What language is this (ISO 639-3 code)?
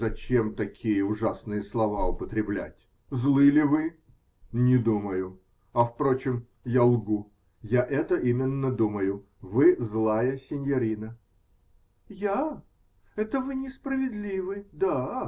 rus